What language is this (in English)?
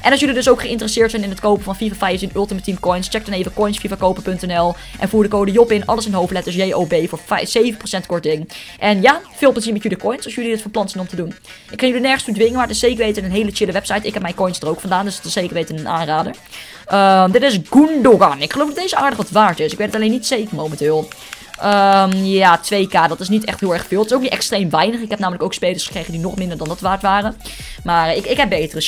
Dutch